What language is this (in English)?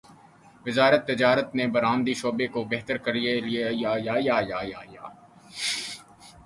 Urdu